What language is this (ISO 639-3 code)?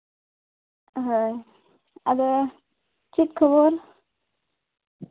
sat